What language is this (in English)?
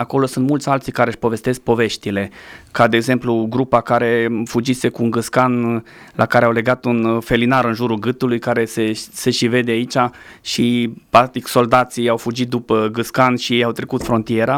Romanian